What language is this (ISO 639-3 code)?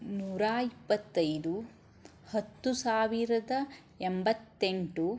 kan